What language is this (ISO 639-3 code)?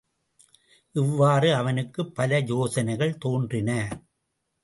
tam